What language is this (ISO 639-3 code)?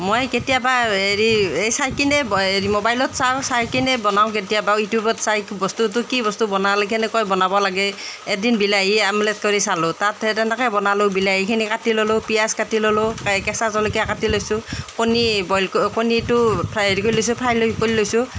asm